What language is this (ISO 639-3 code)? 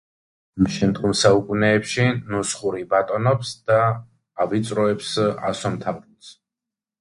kat